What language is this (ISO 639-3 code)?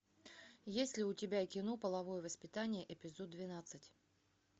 rus